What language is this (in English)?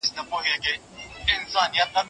Pashto